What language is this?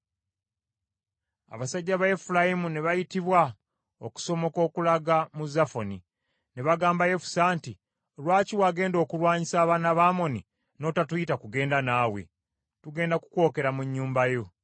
Ganda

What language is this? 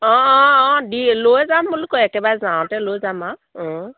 Assamese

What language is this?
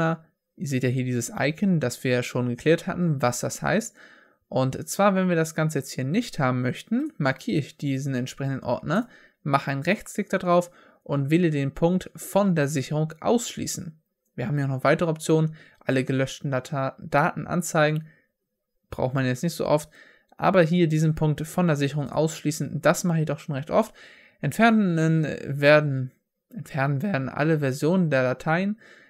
German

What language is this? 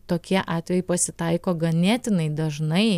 Lithuanian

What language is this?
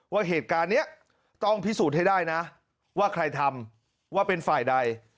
Thai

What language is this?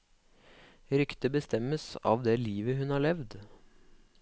Norwegian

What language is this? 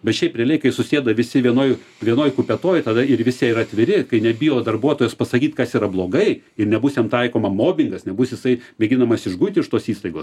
Lithuanian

